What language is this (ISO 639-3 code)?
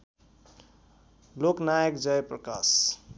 nep